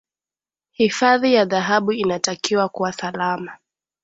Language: Swahili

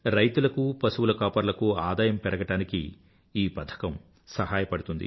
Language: Telugu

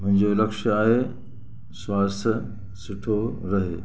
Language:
Sindhi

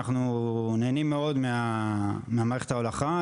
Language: Hebrew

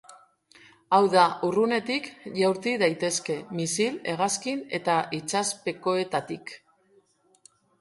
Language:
Basque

